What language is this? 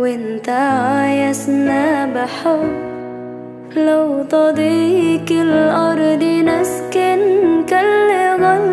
Arabic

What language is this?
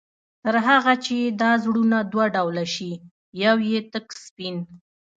Pashto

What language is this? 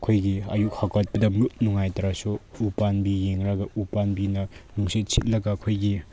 Manipuri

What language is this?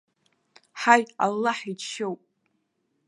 Abkhazian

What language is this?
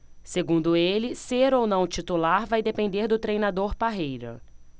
Portuguese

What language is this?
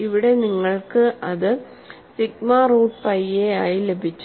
Malayalam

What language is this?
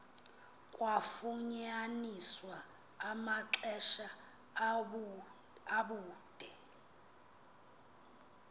Xhosa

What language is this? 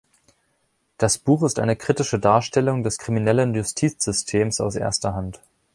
German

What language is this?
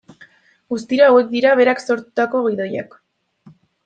Basque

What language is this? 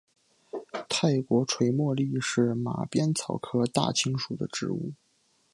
Chinese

